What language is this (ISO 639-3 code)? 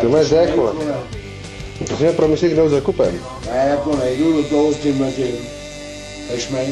ces